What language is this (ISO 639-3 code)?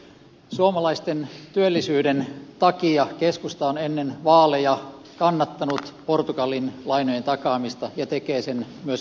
fin